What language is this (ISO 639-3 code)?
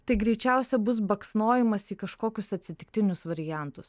lit